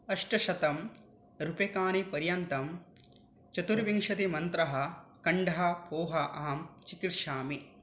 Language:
Sanskrit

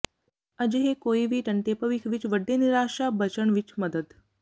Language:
Punjabi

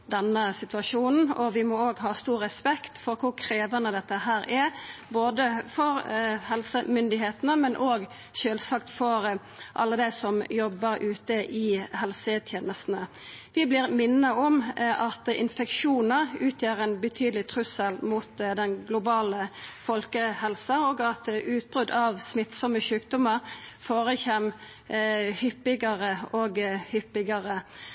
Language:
Norwegian Nynorsk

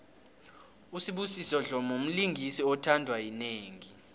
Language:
South Ndebele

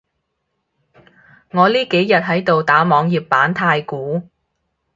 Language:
Cantonese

